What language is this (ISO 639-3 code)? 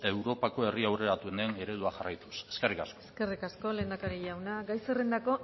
eus